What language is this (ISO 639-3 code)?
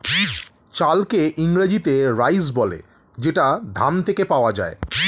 ben